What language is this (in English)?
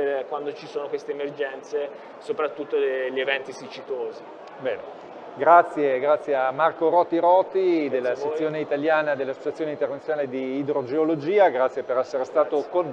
Italian